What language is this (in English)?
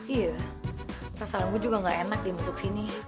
Indonesian